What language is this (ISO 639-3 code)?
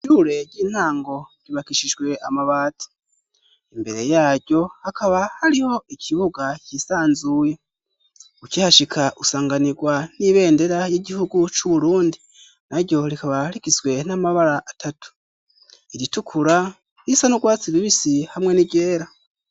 run